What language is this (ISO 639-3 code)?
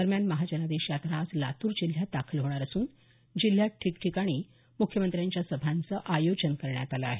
mar